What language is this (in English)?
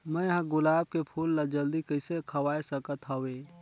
Chhattisgarhi